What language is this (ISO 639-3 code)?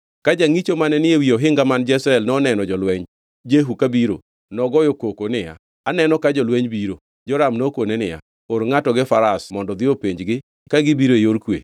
luo